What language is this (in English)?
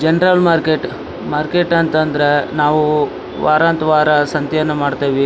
Kannada